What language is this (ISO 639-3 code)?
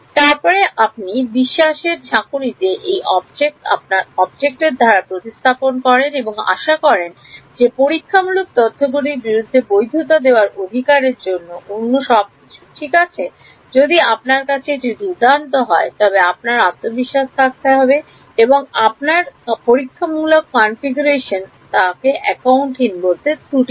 ben